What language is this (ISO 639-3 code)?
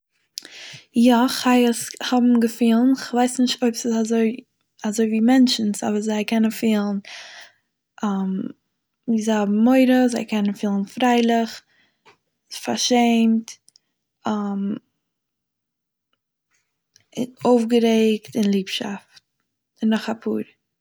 yid